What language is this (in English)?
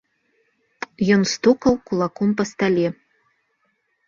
Belarusian